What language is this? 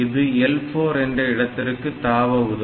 Tamil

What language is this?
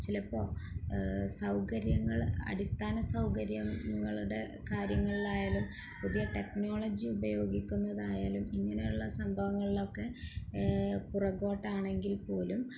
Malayalam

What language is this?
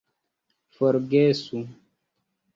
Esperanto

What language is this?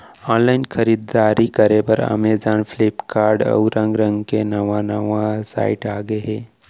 Chhattisgarhi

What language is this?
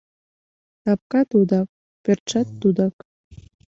Mari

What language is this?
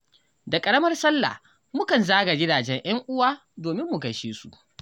Hausa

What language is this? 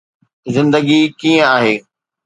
Sindhi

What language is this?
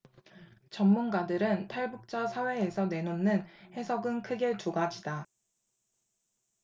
Korean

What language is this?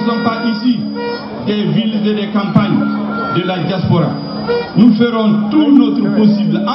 French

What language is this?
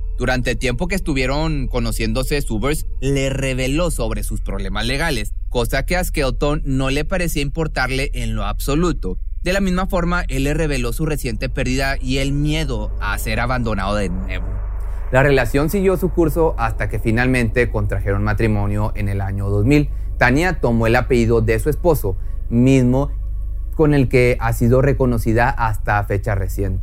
Spanish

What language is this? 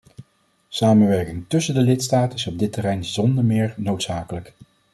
Dutch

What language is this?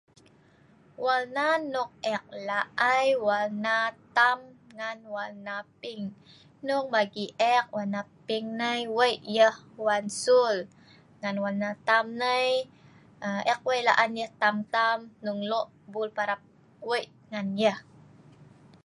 Sa'ban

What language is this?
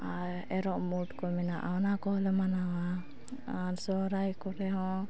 Santali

